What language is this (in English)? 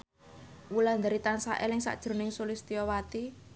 Javanese